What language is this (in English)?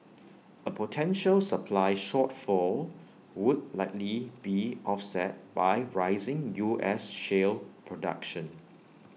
English